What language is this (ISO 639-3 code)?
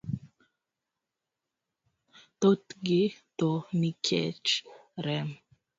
luo